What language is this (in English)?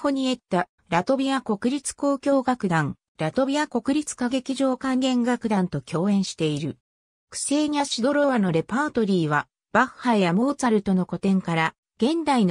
Japanese